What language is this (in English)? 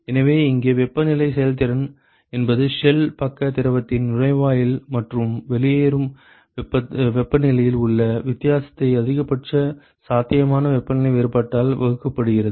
Tamil